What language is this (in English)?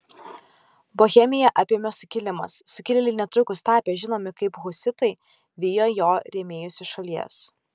Lithuanian